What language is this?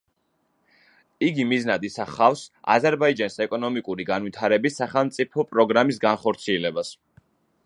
Georgian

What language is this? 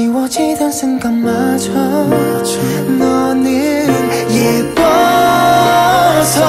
Korean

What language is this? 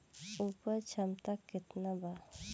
Bhojpuri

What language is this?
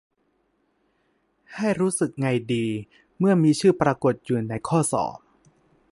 Thai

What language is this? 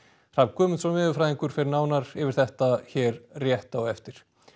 Icelandic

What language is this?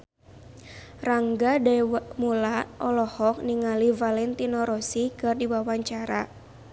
Sundanese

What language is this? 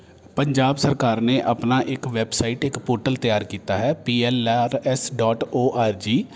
Punjabi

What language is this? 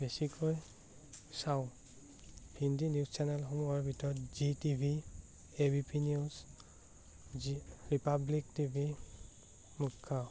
Assamese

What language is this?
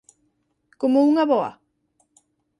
Galician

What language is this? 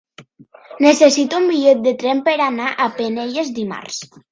Catalan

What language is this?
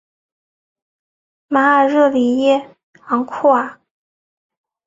Chinese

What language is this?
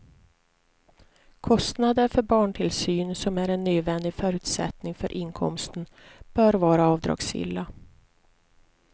Swedish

